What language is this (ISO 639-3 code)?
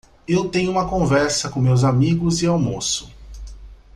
por